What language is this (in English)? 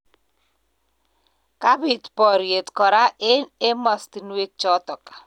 Kalenjin